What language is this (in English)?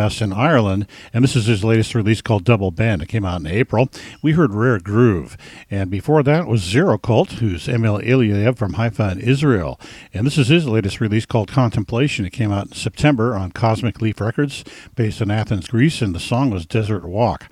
English